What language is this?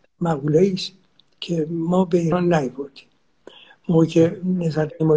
Persian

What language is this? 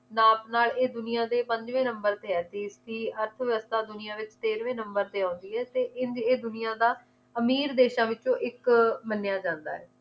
Punjabi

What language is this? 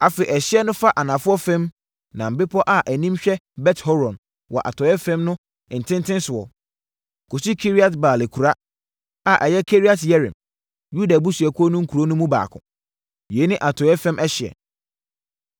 Akan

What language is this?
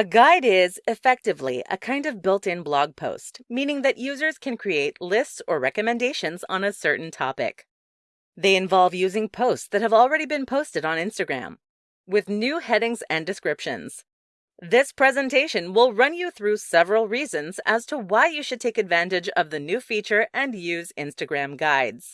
English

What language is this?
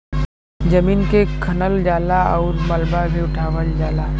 Bhojpuri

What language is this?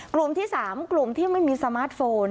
Thai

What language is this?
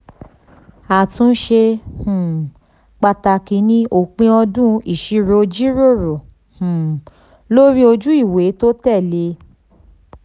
Yoruba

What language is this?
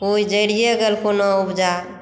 Maithili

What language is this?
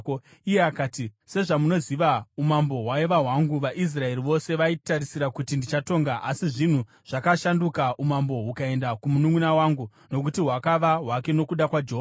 Shona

